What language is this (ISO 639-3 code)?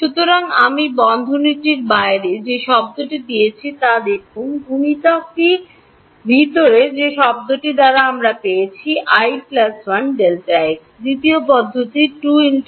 ben